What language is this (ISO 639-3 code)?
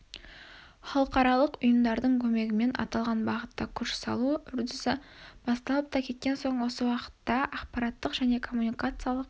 kaz